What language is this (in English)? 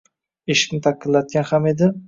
Uzbek